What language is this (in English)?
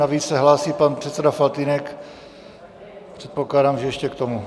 Czech